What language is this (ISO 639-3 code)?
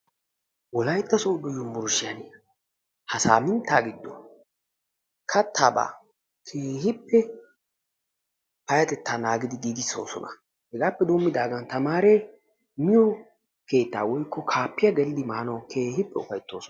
wal